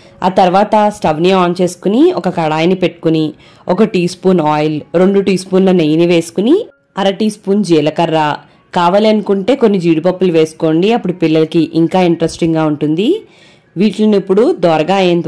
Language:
Telugu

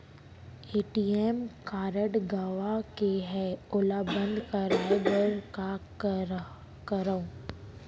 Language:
Chhattisgarhi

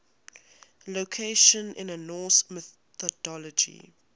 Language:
English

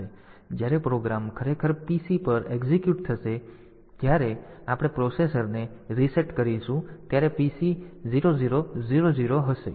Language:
Gujarati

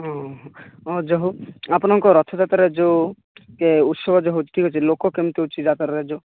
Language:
Odia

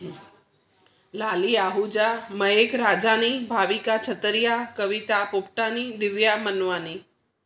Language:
Sindhi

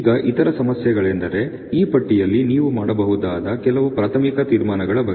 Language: Kannada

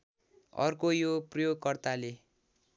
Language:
Nepali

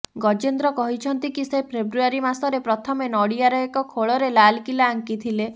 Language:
Odia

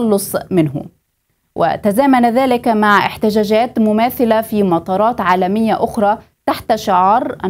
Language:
Arabic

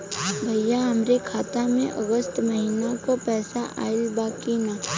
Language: Bhojpuri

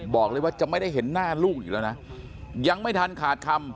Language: Thai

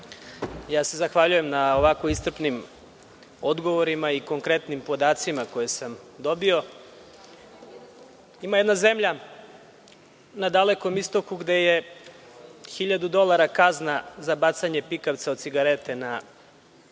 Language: Serbian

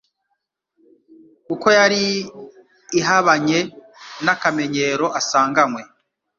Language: Kinyarwanda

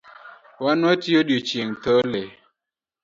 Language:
Luo (Kenya and Tanzania)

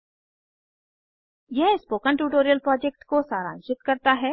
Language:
Hindi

